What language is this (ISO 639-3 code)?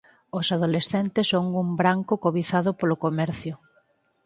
glg